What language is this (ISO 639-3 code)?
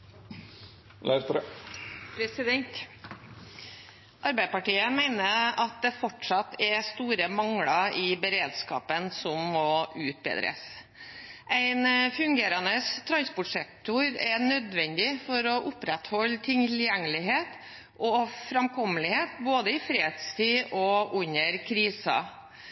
nor